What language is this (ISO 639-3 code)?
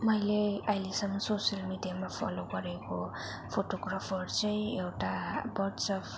nep